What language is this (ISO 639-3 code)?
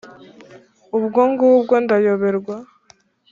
kin